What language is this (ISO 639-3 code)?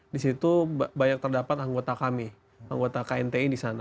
ind